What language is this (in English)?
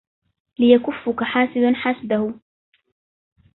Arabic